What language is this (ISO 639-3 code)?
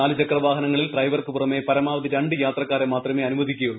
mal